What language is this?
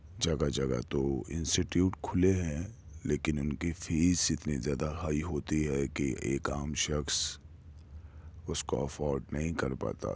Urdu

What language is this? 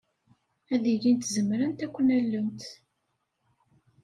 Kabyle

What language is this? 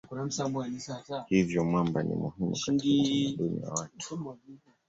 Swahili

